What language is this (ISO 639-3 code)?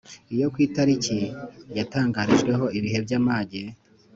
kin